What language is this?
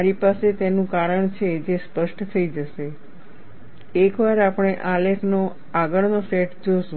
Gujarati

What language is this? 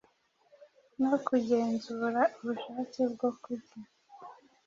Kinyarwanda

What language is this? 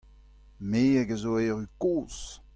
Breton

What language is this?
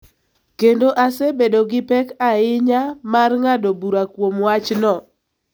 Luo (Kenya and Tanzania)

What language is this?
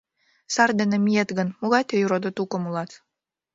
Mari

